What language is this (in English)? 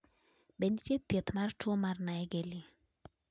Luo (Kenya and Tanzania)